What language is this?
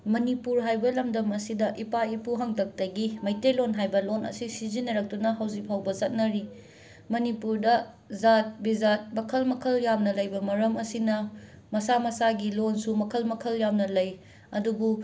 Manipuri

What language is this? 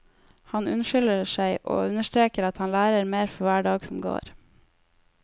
Norwegian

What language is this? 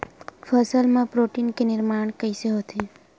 Chhattisgarhi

